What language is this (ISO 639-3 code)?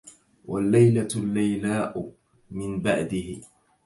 ara